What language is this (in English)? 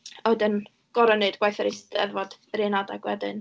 Welsh